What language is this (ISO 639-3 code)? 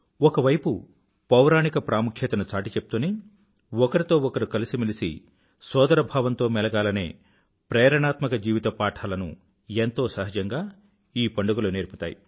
tel